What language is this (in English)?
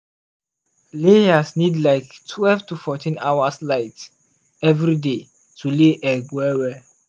Nigerian Pidgin